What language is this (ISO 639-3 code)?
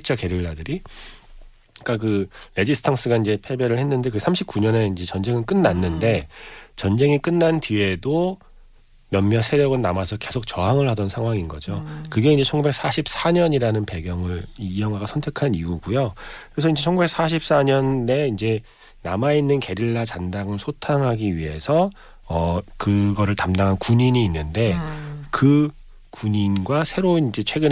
kor